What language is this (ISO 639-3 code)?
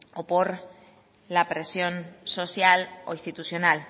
spa